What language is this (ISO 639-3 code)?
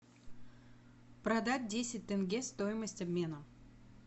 rus